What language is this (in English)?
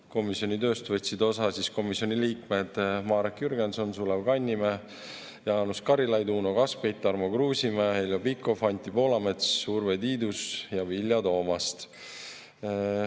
Estonian